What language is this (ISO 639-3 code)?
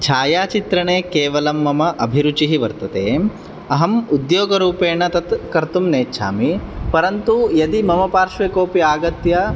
san